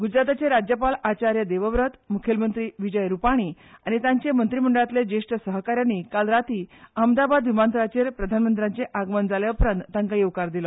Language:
Konkani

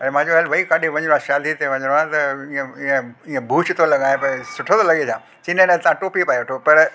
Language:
Sindhi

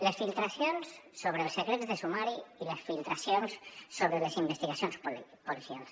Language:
Catalan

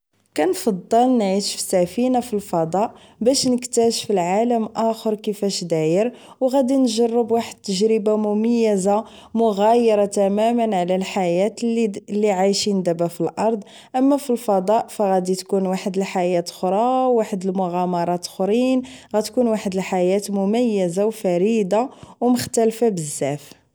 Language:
Moroccan Arabic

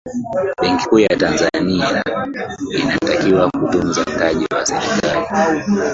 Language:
Swahili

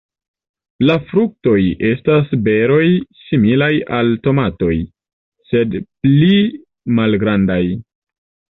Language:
Esperanto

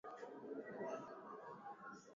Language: Swahili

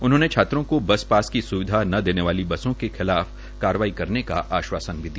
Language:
Hindi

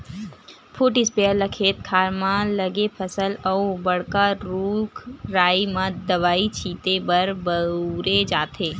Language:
Chhattisgarhi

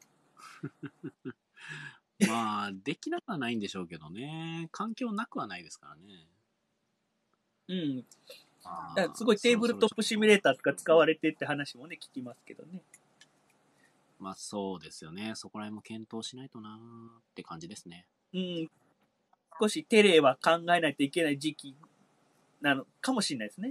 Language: Japanese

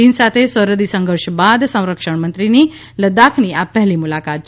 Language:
Gujarati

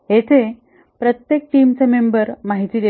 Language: Marathi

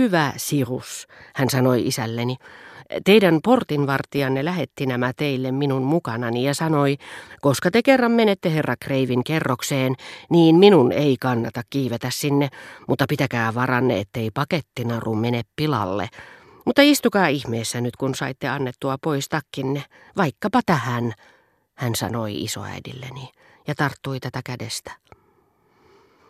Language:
Finnish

